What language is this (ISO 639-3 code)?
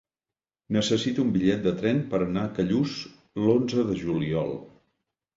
cat